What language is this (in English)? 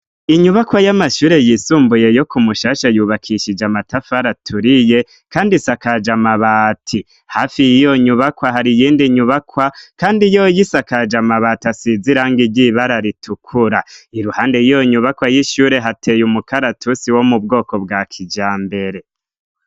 Rundi